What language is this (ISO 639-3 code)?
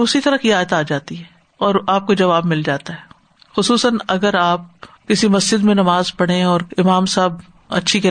urd